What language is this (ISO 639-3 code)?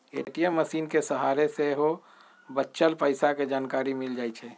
mag